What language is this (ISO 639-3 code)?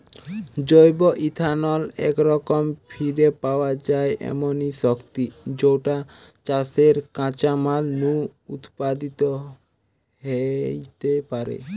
ben